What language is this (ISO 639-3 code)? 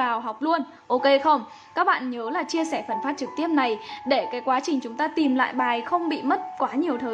vie